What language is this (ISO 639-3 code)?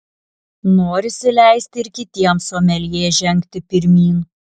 lit